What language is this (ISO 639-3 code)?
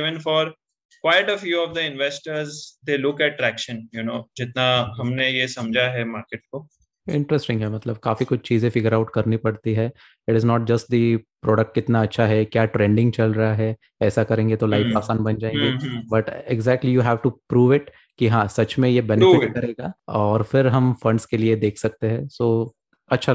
hin